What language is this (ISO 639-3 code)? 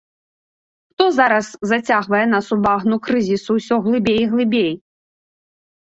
bel